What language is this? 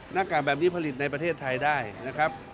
Thai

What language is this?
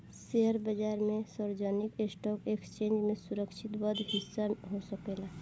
Bhojpuri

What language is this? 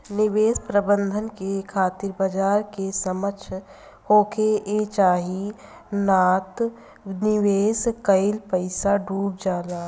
Bhojpuri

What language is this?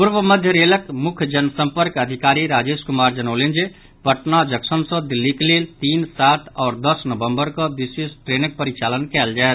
Maithili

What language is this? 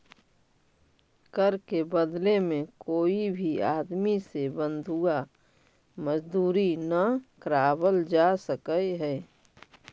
Magahi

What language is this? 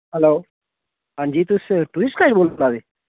Dogri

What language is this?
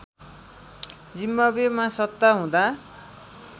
Nepali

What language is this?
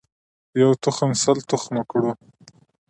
Pashto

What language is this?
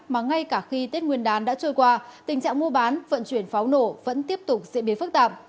Vietnamese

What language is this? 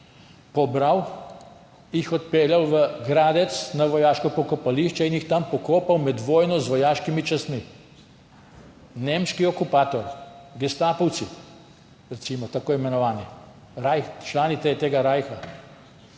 Slovenian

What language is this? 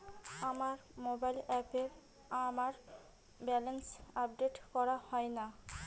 Bangla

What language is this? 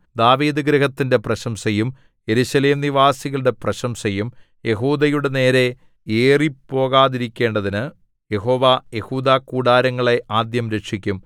Malayalam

